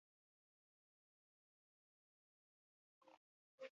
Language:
Basque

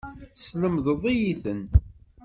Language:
Kabyle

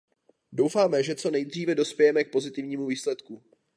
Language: Czech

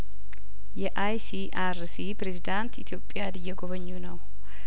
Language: Amharic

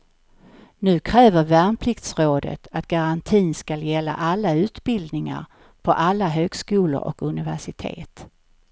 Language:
Swedish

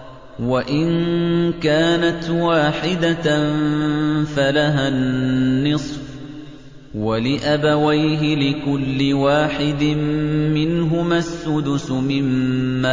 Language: Arabic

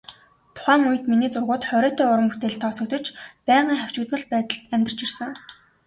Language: Mongolian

